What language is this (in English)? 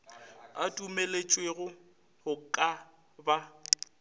Northern Sotho